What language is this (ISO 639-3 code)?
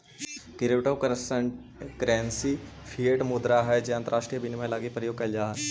mag